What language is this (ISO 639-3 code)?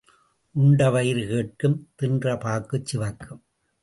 tam